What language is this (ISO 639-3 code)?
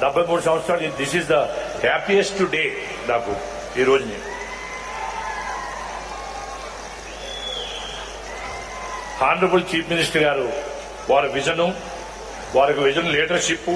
eng